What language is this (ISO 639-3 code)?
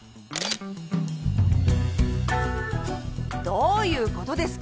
jpn